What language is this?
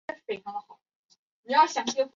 Chinese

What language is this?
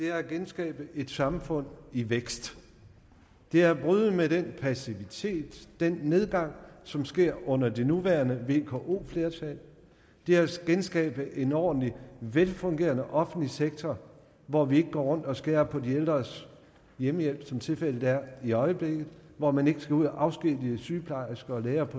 Danish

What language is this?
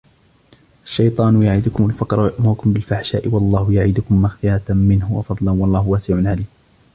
Arabic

